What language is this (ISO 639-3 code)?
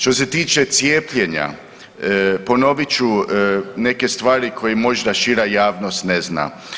hrv